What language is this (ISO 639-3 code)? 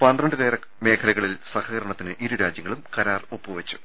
mal